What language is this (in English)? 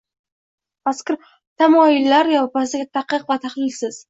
Uzbek